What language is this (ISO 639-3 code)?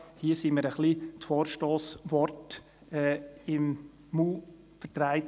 gsw